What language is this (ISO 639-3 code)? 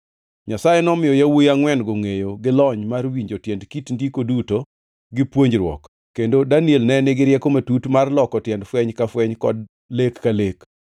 luo